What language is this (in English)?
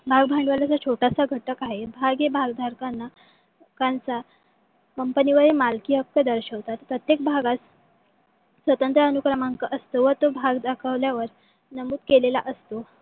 Marathi